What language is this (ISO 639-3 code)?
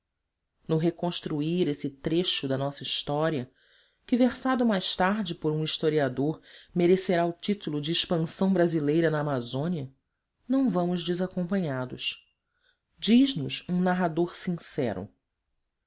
por